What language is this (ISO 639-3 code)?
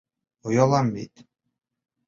bak